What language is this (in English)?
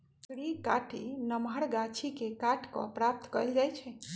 Magahi